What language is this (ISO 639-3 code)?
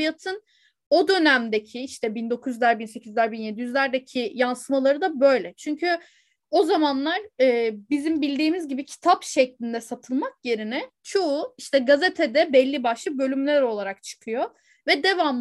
tur